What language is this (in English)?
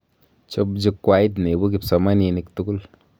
Kalenjin